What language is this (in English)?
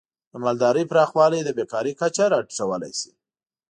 Pashto